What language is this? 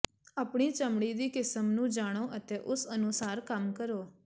Punjabi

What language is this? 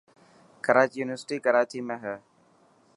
Dhatki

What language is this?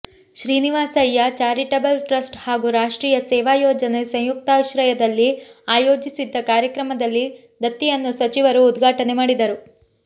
Kannada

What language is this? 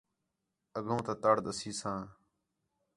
Khetrani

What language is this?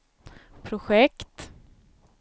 Swedish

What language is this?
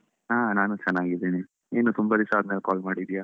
Kannada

